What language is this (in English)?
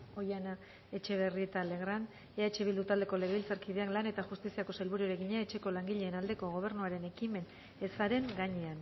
Basque